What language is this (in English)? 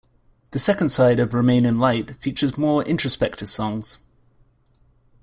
English